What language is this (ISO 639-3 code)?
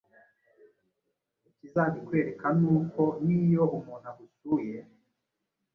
kin